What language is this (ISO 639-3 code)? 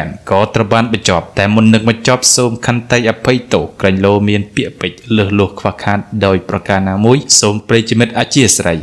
tha